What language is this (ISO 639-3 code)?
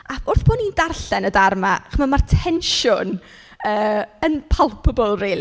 cym